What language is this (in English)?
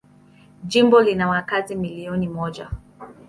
Swahili